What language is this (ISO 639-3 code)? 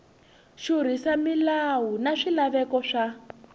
tso